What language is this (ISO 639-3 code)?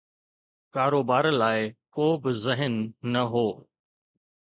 snd